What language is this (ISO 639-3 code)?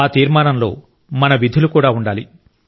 tel